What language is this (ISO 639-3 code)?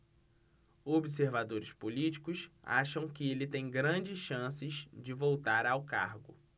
por